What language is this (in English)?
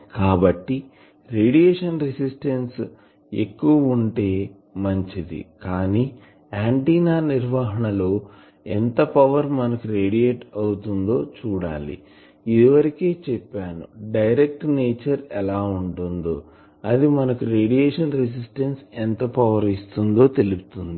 Telugu